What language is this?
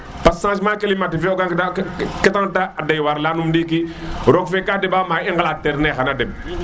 Serer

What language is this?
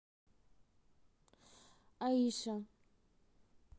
Russian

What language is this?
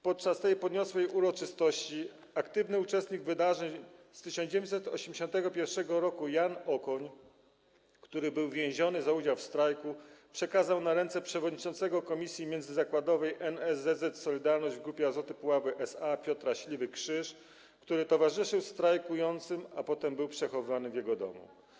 Polish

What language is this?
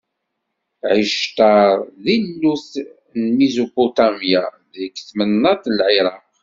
Kabyle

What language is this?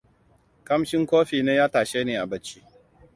Hausa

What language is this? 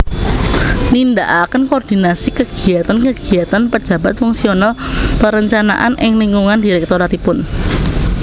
Javanese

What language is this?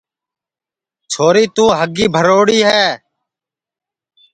Sansi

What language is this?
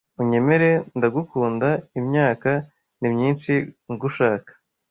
Kinyarwanda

